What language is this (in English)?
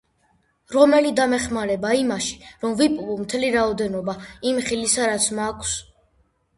Georgian